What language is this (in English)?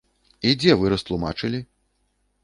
Belarusian